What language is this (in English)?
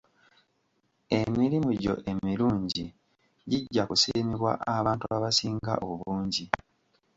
Ganda